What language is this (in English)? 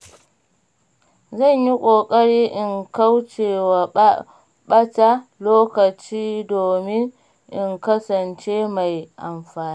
Hausa